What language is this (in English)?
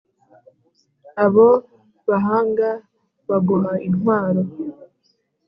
Kinyarwanda